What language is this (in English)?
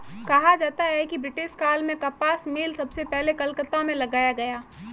Hindi